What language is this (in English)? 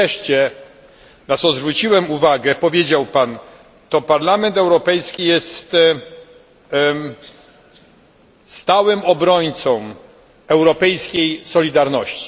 Polish